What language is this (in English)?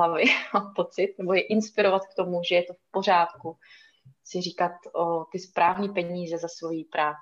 Czech